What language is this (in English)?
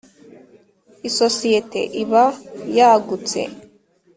Kinyarwanda